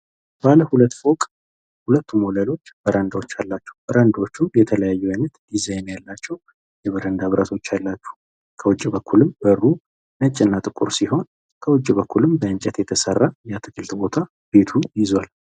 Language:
Amharic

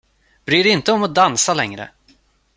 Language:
Swedish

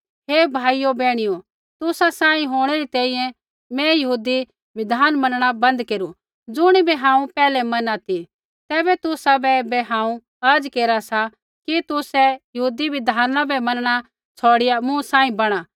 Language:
Kullu Pahari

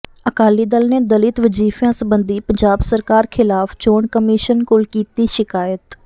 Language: Punjabi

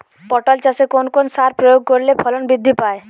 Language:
Bangla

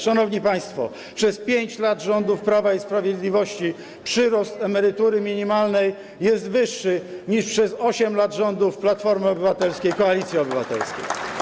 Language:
Polish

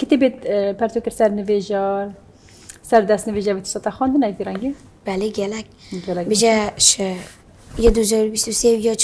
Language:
Arabic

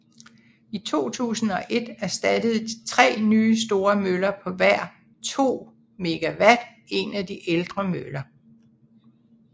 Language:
Danish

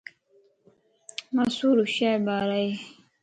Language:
Lasi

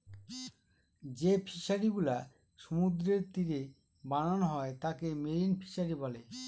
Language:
Bangla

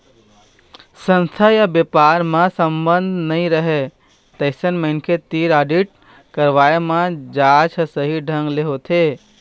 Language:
Chhattisgarhi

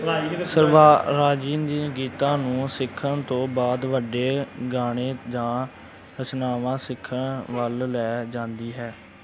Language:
Punjabi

